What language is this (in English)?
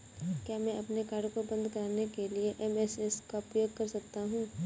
Hindi